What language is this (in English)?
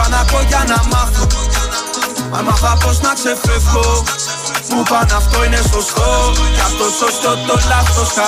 Greek